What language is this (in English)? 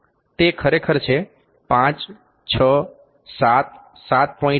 Gujarati